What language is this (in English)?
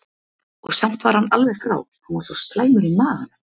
Icelandic